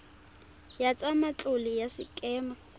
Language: Tswana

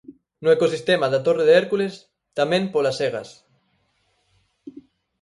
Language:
Galician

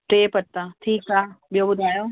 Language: Sindhi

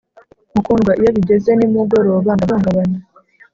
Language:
Kinyarwanda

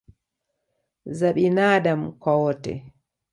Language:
Swahili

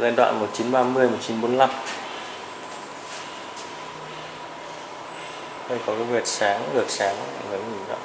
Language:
Vietnamese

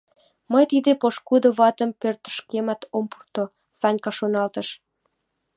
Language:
Mari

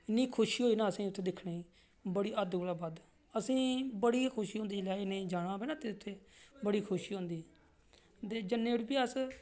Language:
Dogri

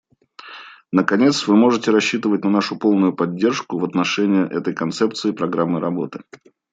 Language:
Russian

